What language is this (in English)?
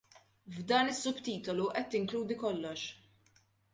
Maltese